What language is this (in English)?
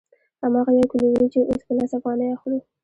Pashto